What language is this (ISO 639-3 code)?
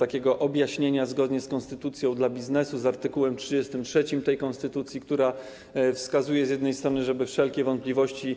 pol